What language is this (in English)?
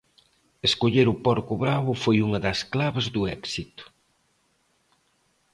Galician